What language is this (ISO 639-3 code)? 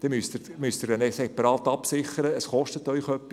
gsw